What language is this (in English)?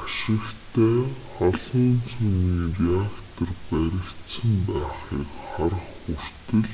Mongolian